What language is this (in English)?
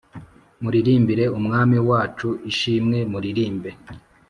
Kinyarwanda